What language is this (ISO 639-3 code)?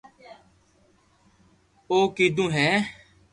lrk